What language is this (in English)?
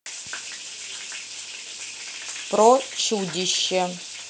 Russian